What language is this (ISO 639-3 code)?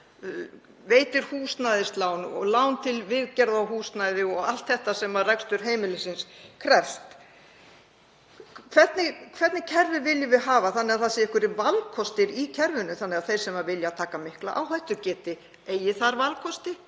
isl